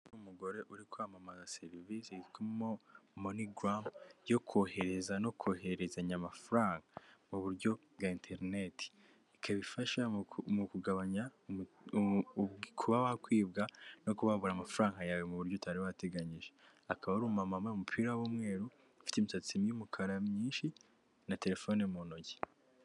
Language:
Kinyarwanda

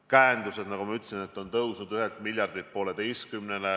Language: Estonian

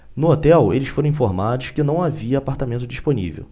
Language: Portuguese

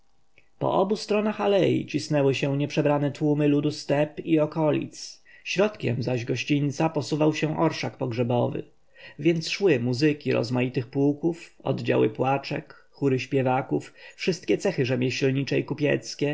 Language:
Polish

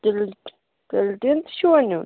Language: Kashmiri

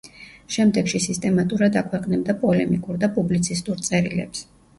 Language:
Georgian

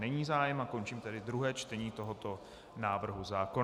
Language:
Czech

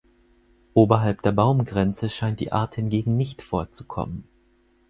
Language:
German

